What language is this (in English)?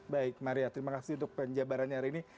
Indonesian